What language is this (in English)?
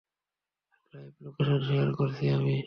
Bangla